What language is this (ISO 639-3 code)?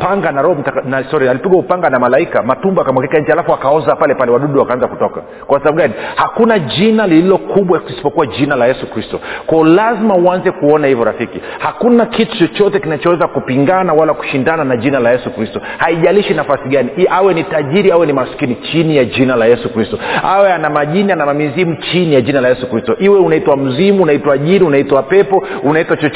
swa